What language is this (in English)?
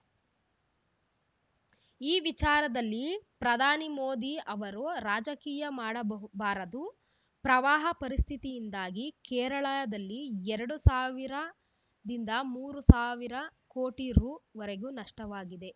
Kannada